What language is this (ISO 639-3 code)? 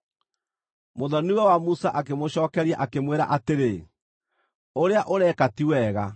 kik